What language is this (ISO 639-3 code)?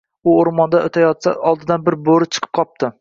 uzb